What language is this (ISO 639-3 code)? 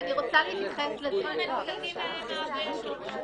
heb